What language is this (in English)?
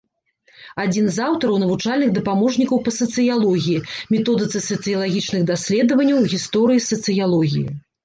Belarusian